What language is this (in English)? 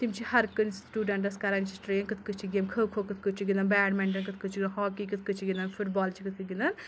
Kashmiri